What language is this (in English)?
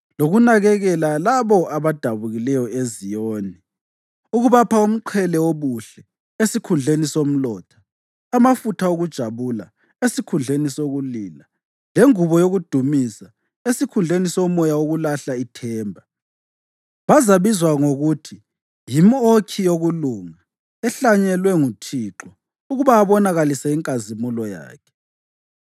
North Ndebele